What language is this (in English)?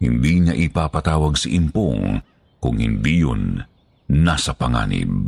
Filipino